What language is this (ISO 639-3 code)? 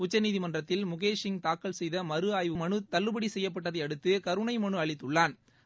tam